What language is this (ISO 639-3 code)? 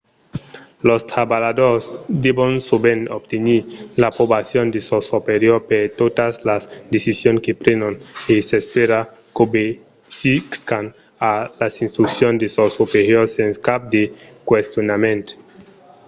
oci